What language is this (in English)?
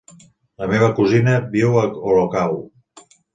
Catalan